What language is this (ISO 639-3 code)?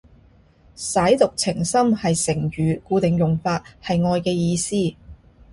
yue